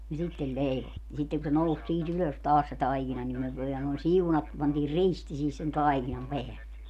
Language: Finnish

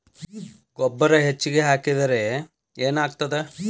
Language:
Kannada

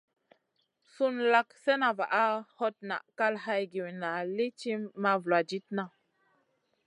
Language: Masana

